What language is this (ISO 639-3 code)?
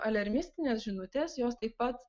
lit